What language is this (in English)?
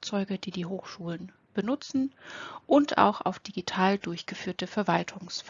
German